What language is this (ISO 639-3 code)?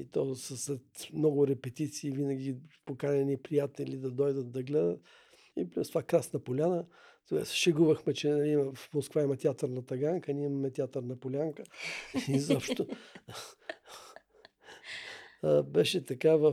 bul